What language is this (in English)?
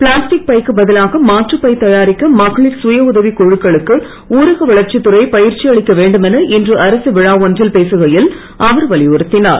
Tamil